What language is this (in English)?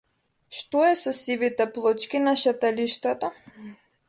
Macedonian